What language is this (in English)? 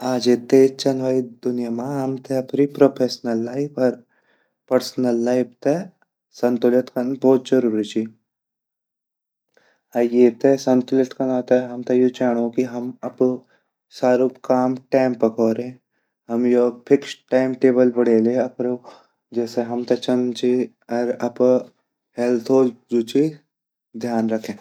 Garhwali